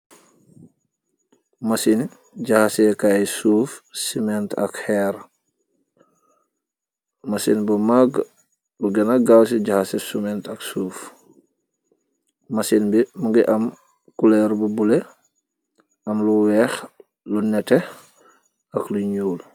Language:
Wolof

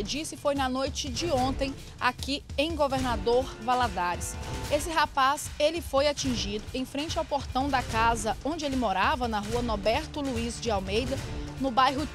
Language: Portuguese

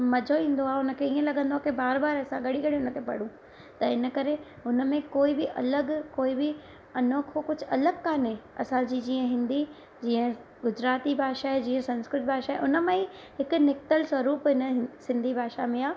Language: Sindhi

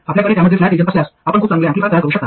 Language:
Marathi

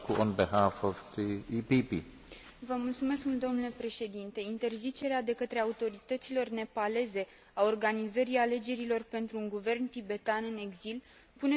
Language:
Romanian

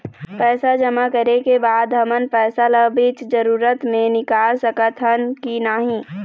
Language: Chhattisgarhi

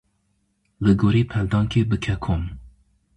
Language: Kurdish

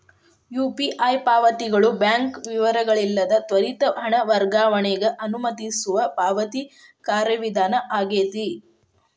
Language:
Kannada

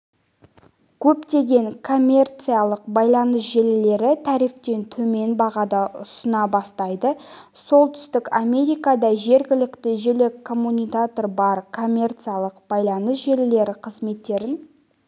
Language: Kazakh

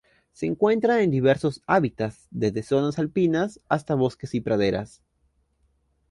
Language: Spanish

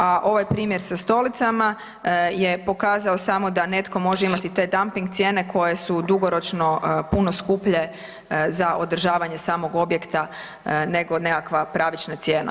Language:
Croatian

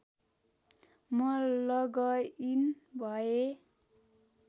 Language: Nepali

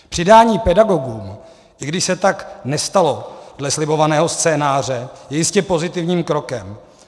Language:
Czech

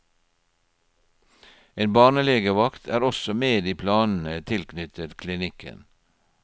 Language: Norwegian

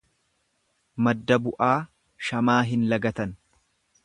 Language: Oromo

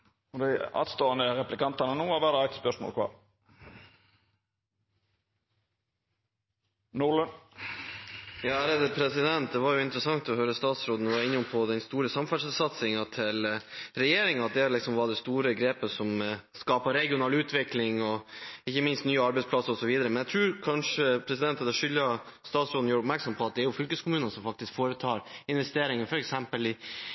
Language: Norwegian Bokmål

